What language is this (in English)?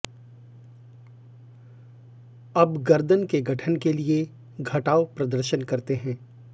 Hindi